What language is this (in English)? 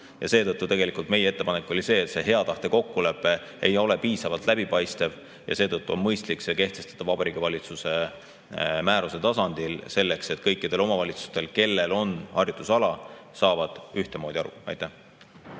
Estonian